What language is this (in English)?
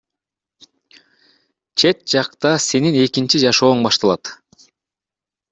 Kyrgyz